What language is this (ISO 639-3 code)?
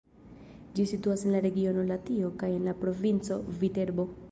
epo